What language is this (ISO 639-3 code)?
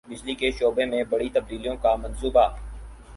urd